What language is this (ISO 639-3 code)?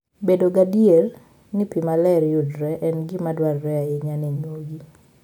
luo